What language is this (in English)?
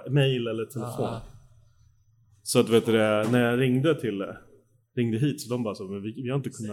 Swedish